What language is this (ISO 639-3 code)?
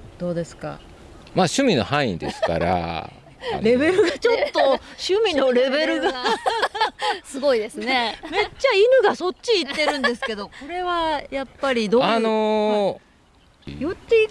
jpn